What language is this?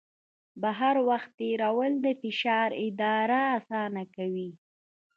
Pashto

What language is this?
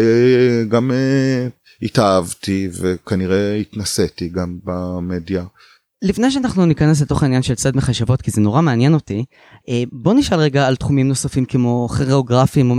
Hebrew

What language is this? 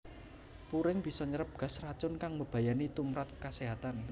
Javanese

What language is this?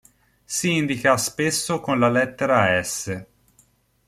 Italian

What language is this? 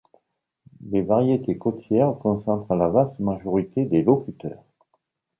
French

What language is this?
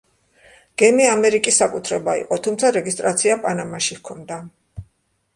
Georgian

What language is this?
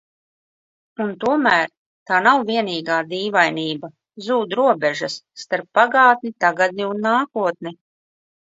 Latvian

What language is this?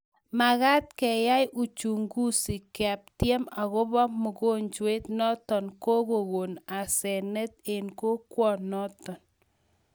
Kalenjin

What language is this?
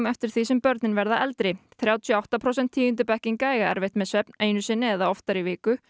Icelandic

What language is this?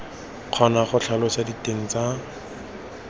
Tswana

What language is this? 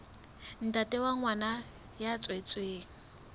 Southern Sotho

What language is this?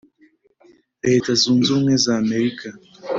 Kinyarwanda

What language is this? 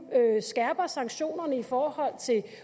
Danish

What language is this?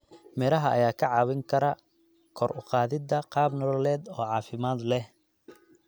Somali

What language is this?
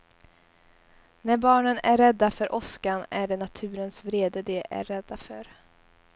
Swedish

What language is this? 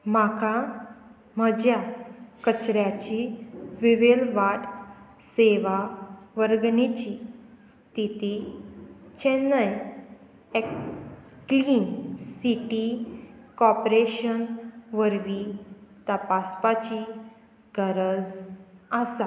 Konkani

